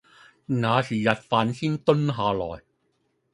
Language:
Cantonese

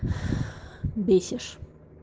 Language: Russian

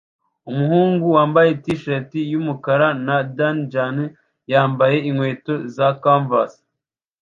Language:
Kinyarwanda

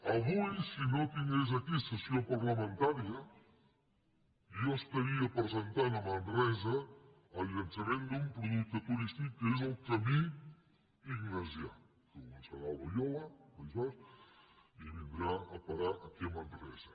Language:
Catalan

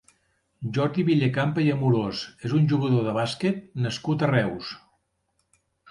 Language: Catalan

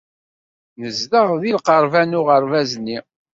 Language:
Kabyle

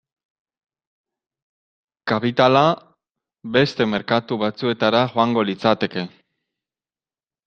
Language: Basque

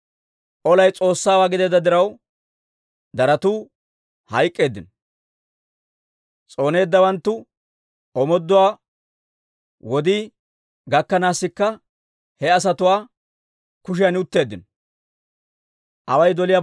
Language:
Dawro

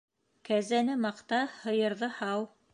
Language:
Bashkir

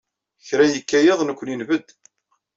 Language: Kabyle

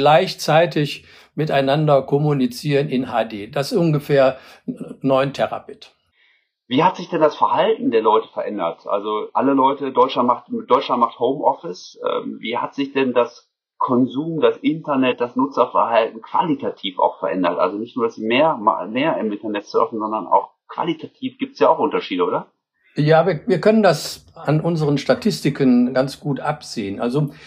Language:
German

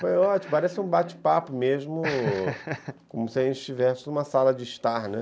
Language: Portuguese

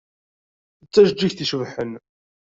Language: Kabyle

